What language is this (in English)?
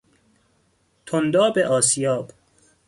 Persian